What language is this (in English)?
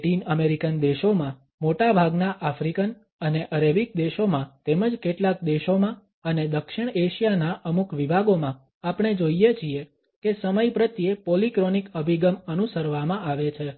Gujarati